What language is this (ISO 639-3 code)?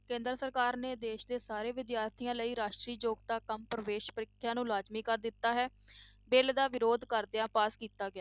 pan